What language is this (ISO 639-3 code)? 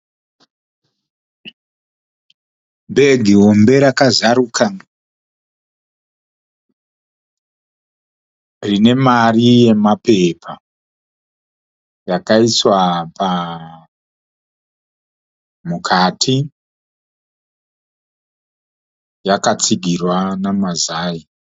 sna